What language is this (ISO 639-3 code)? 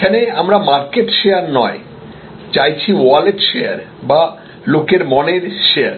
ben